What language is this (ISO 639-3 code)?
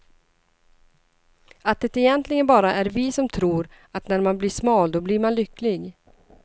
swe